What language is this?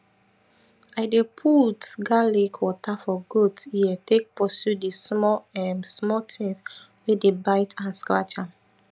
Nigerian Pidgin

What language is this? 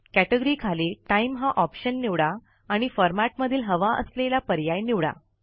Marathi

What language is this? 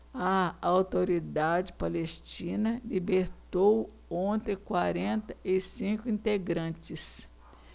Portuguese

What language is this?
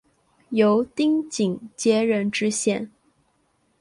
Chinese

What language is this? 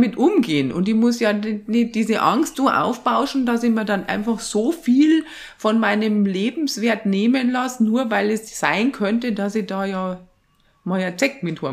German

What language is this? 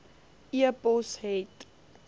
Afrikaans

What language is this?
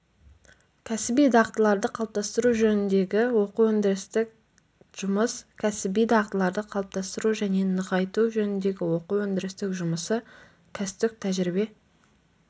Kazakh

